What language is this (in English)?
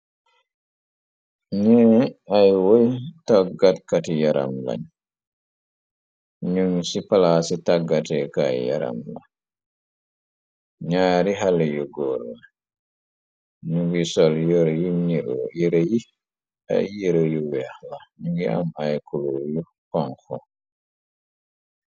Wolof